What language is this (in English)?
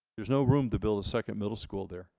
English